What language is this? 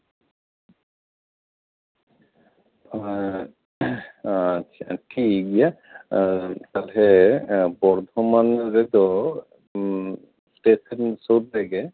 Santali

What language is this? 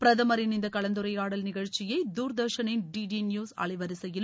Tamil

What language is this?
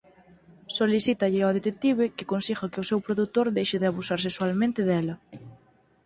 Galician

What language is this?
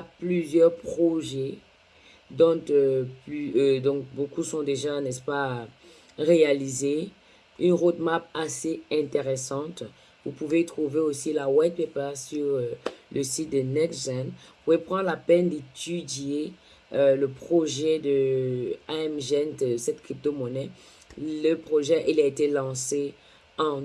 French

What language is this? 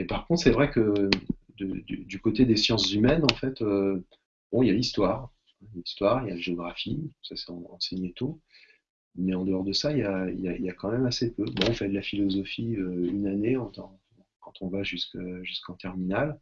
French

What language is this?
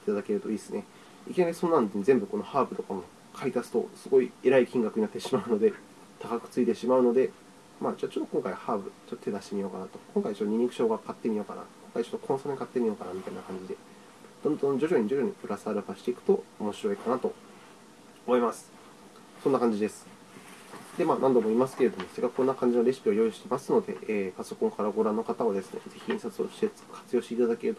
Japanese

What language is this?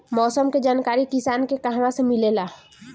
Bhojpuri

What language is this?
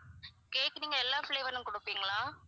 Tamil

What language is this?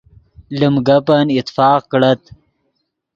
Yidgha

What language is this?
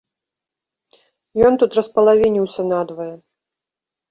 Belarusian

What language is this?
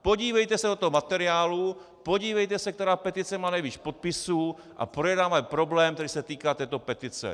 Czech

